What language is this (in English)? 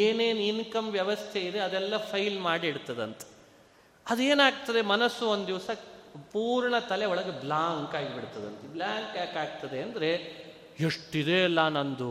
Kannada